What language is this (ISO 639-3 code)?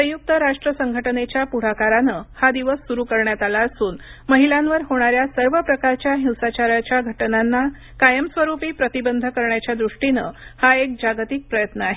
mar